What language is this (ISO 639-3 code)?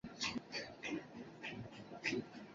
zho